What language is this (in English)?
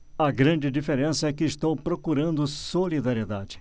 Portuguese